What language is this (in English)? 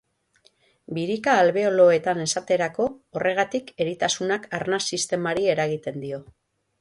Basque